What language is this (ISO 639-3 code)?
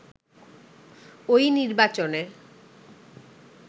ben